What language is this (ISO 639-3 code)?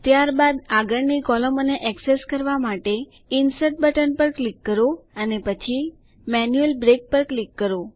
guj